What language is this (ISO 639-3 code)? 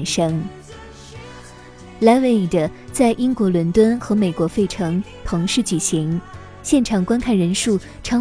zho